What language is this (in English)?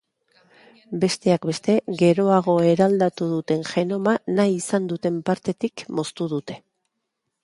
Basque